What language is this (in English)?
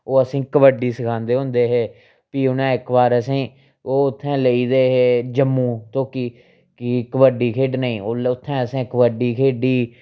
Dogri